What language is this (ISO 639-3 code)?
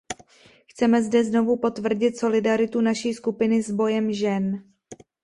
ces